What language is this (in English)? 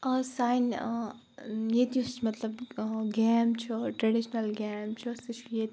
Kashmiri